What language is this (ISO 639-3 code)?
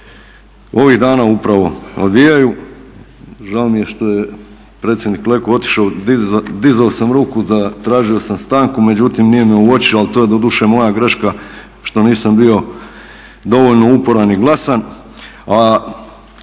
hrv